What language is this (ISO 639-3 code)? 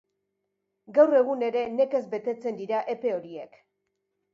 eus